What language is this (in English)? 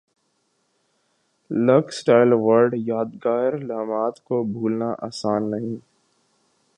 Urdu